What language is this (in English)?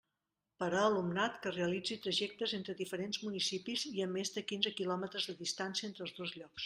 Catalan